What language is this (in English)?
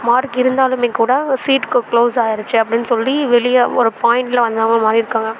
Tamil